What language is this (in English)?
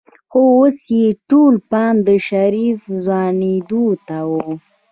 Pashto